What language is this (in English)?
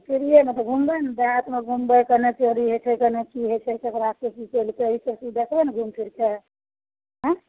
Maithili